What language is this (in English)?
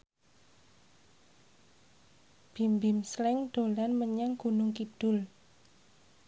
Javanese